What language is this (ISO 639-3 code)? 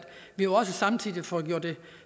dan